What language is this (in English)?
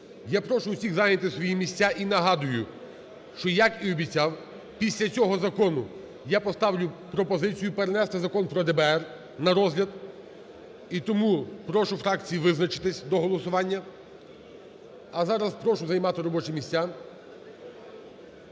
Ukrainian